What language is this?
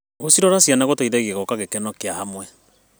Kikuyu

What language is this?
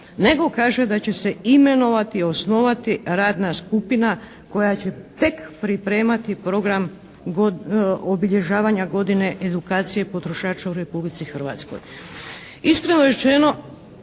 Croatian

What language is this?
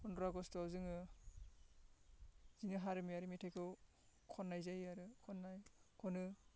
Bodo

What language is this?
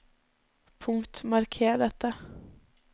Norwegian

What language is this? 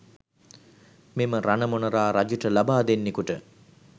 Sinhala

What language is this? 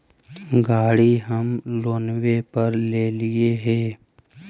Magahi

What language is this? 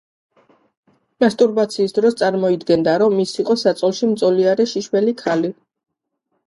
Georgian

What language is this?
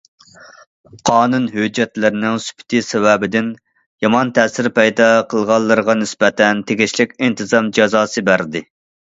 Uyghur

